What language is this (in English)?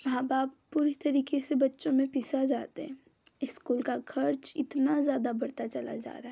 Hindi